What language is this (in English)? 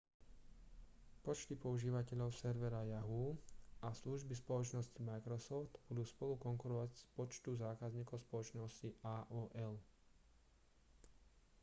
Slovak